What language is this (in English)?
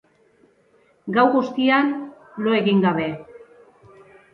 Basque